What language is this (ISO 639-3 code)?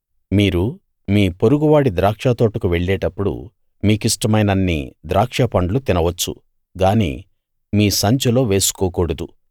tel